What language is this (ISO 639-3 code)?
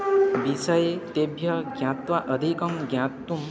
san